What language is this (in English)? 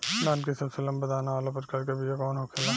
Bhojpuri